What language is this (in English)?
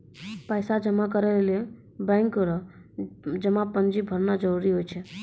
Maithili